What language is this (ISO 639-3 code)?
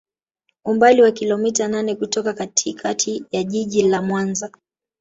swa